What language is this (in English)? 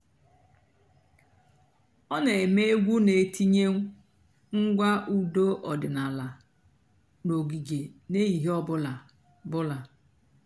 Igbo